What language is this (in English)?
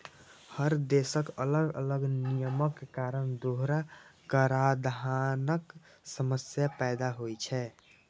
Maithili